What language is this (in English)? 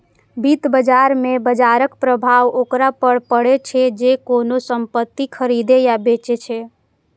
Maithili